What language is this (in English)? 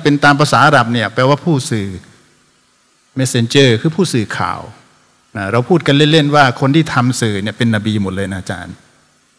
Thai